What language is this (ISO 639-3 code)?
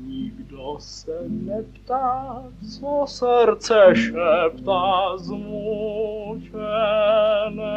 ces